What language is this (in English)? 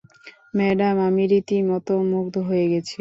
Bangla